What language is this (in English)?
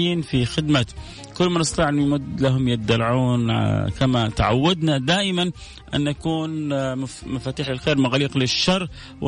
Arabic